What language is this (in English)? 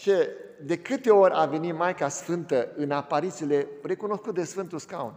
Romanian